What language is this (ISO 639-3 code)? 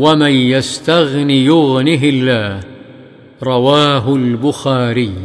ara